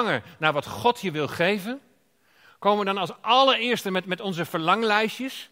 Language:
Dutch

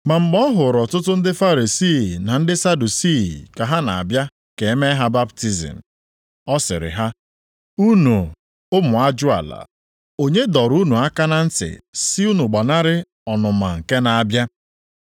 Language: Igbo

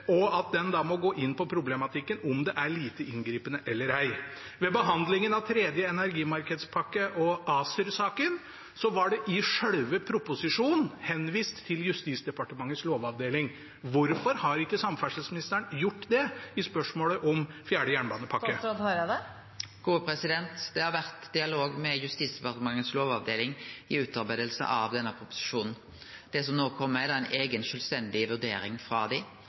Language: Norwegian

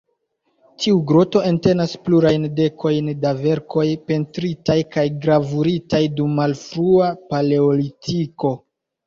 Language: Esperanto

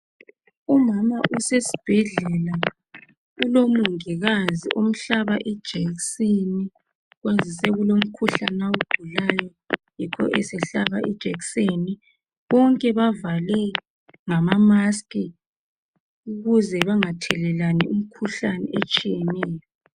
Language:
North Ndebele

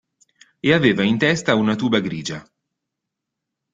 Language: Italian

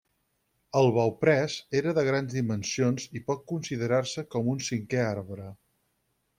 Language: Catalan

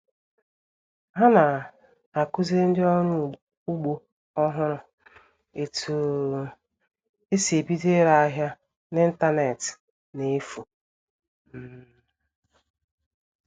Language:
Igbo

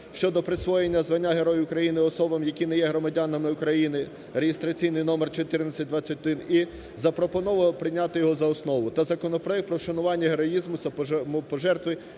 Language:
Ukrainian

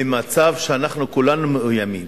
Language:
Hebrew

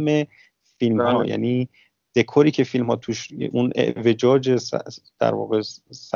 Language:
Persian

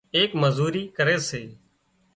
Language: Wadiyara Koli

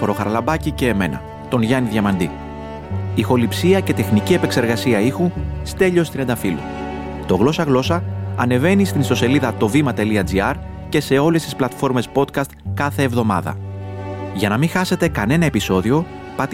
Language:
Greek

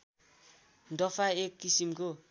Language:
Nepali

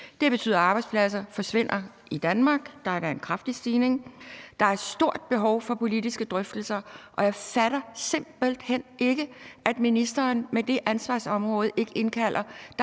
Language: Danish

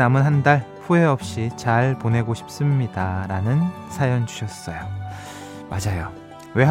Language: Korean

